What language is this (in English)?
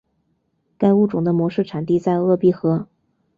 Chinese